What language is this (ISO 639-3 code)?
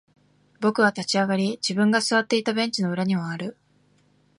jpn